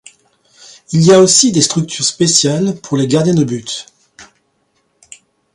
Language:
French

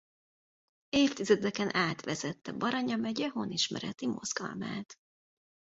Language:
Hungarian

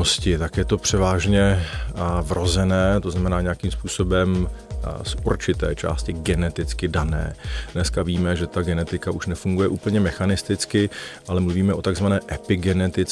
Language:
Czech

